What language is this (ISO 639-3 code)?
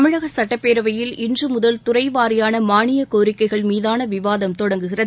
tam